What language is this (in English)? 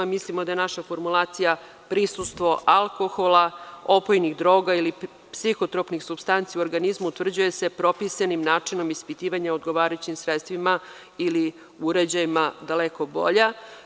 Serbian